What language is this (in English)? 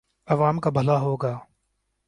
Urdu